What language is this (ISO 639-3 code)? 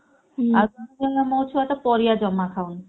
ori